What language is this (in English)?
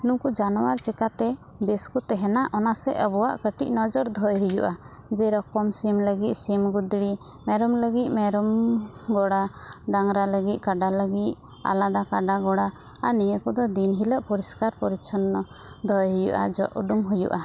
Santali